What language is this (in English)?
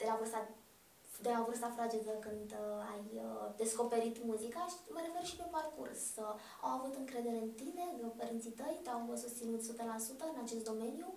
Romanian